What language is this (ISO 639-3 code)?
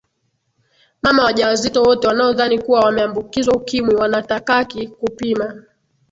swa